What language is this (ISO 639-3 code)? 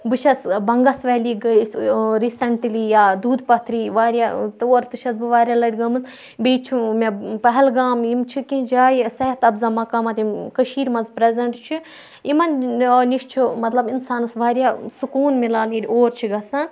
kas